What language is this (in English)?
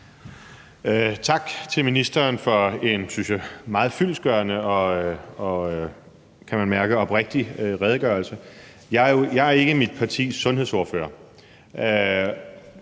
Danish